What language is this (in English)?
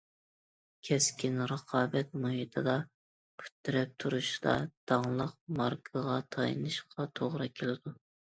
Uyghur